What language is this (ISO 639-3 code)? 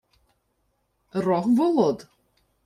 ukr